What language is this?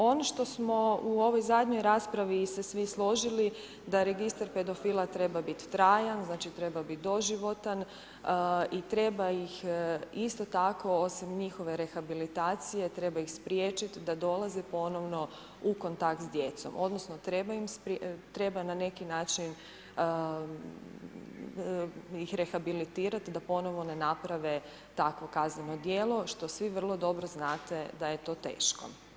Croatian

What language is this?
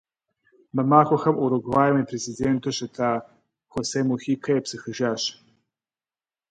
Kabardian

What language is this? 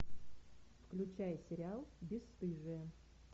Russian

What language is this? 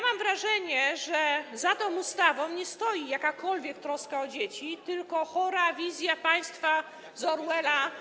Polish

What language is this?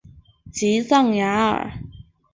Chinese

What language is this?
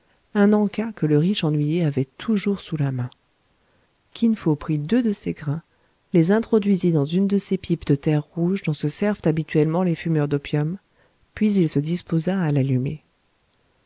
French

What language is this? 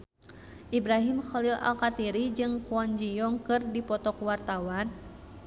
Sundanese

